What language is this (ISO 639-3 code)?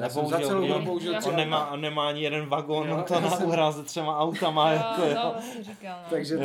ces